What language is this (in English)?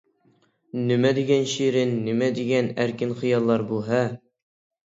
Uyghur